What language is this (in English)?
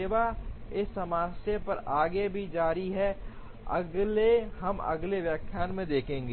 Hindi